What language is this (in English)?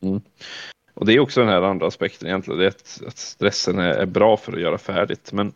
Swedish